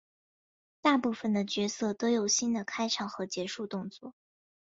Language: Chinese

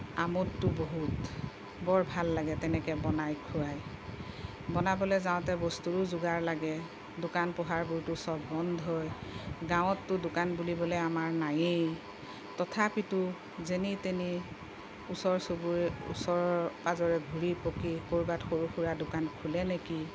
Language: Assamese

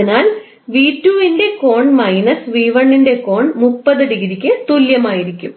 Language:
Malayalam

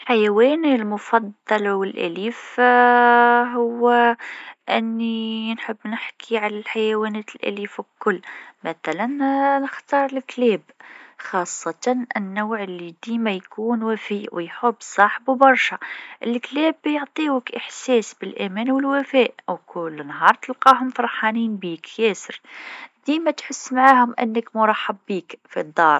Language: Tunisian Arabic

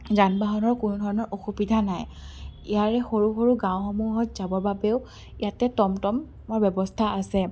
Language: Assamese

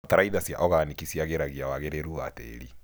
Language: Kikuyu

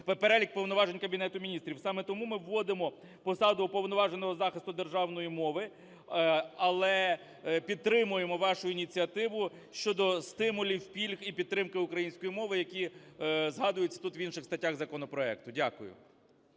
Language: Ukrainian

